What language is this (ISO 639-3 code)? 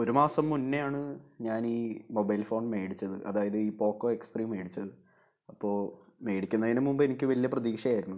mal